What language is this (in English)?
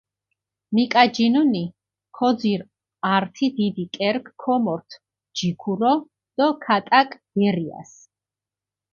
Mingrelian